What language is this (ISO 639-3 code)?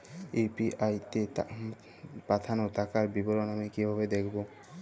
ben